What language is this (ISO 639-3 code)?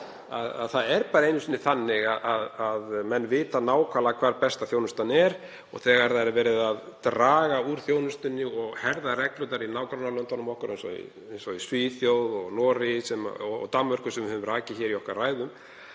isl